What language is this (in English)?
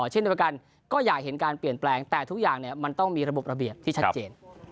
Thai